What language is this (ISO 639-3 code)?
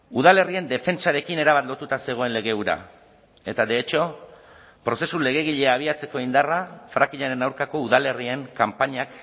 eus